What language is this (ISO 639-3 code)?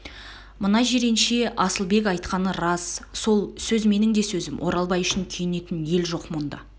kaz